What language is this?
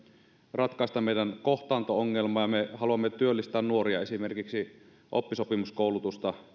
Finnish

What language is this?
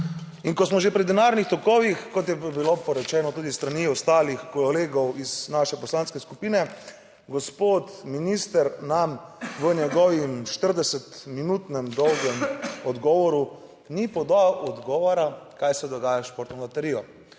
Slovenian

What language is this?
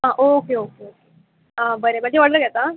Konkani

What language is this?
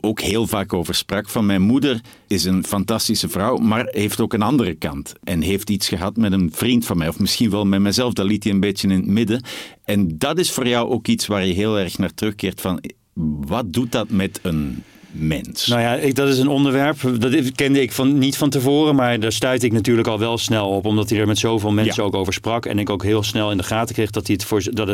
Dutch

